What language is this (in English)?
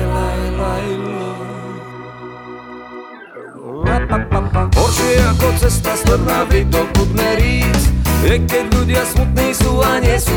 Slovak